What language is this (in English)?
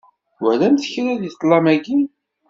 Kabyle